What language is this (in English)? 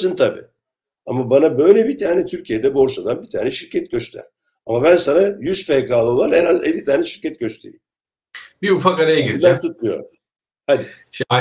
Turkish